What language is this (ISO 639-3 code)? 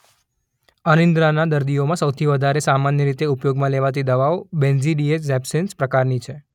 guj